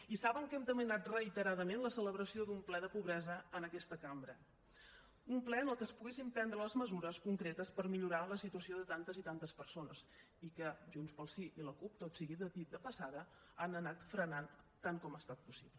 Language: Catalan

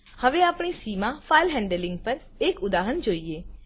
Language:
Gujarati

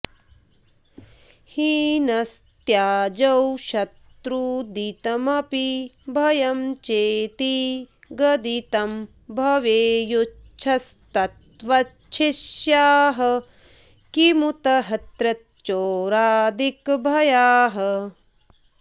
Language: Sanskrit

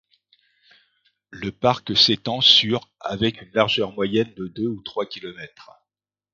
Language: French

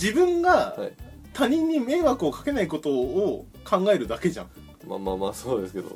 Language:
Japanese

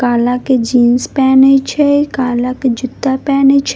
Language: Maithili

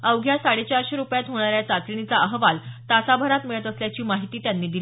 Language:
Marathi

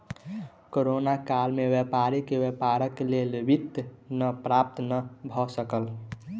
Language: Maithili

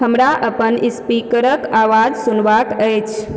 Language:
Maithili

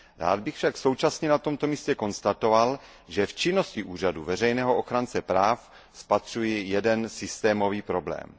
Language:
Czech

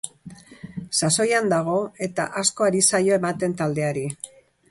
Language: Basque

